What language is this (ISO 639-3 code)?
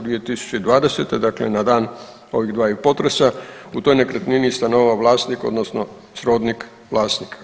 hrv